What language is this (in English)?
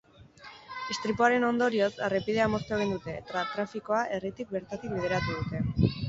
Basque